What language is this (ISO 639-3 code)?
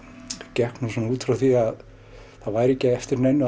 isl